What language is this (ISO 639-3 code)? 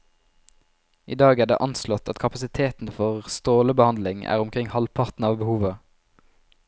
nor